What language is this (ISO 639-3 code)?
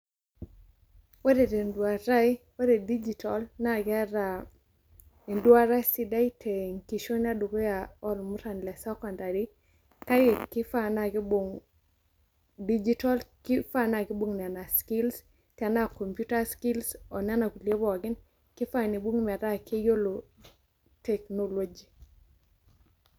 mas